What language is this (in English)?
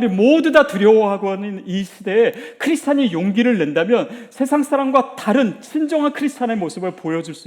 Korean